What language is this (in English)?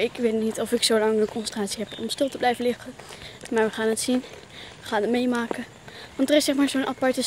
Dutch